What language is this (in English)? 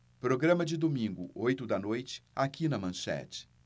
Portuguese